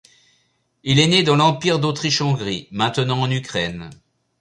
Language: French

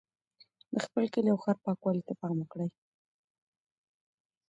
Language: Pashto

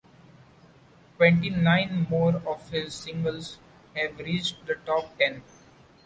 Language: English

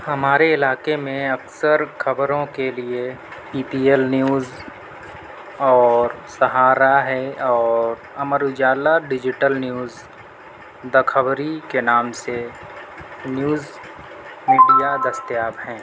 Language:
Urdu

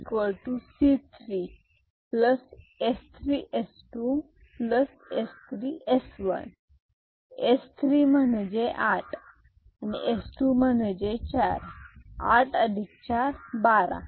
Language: Marathi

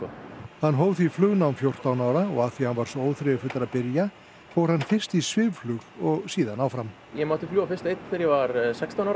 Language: Icelandic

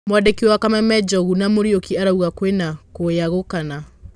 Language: Kikuyu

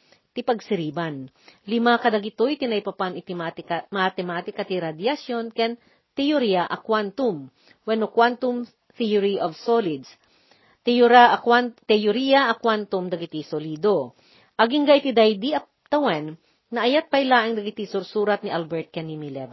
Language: Filipino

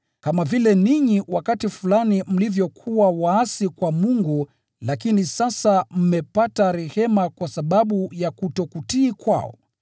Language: Swahili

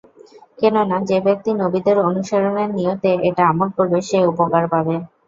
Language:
Bangla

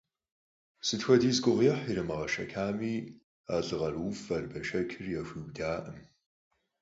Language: Kabardian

